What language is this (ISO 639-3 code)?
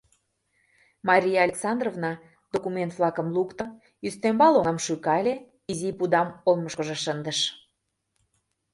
chm